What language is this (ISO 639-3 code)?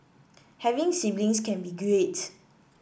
eng